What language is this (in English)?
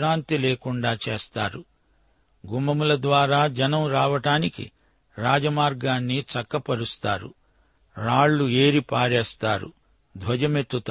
Telugu